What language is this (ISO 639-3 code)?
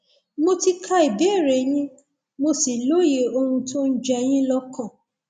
yor